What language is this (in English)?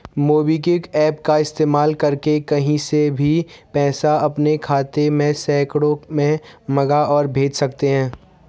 Hindi